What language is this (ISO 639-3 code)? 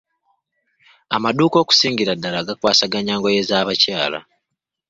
lug